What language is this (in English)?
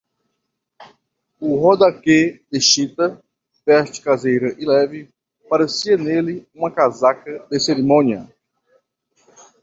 Portuguese